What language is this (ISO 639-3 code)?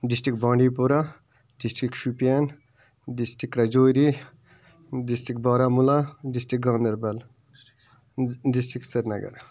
kas